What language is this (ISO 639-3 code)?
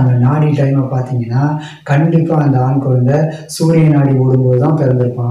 kor